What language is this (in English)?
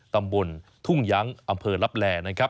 Thai